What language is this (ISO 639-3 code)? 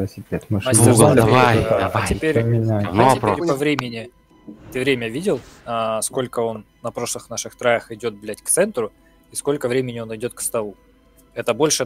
rus